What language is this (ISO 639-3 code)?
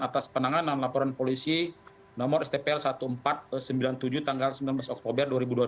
ind